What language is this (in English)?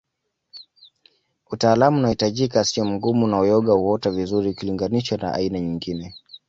Swahili